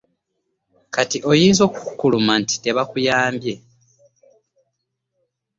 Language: Ganda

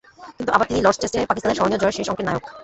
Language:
Bangla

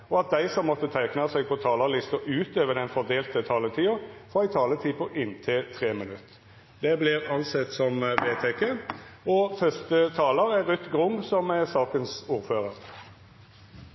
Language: Norwegian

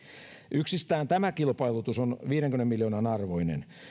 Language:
Finnish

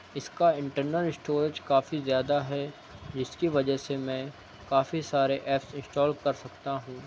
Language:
Urdu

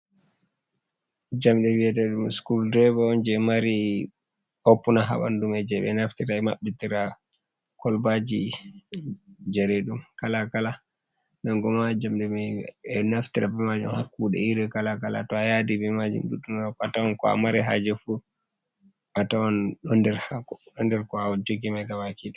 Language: Fula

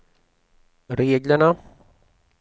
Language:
Swedish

